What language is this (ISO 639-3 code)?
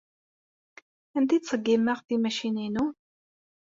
kab